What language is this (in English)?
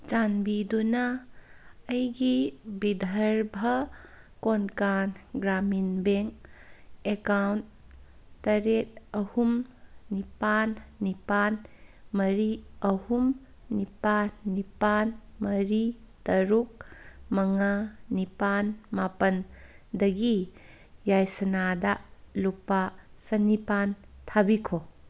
Manipuri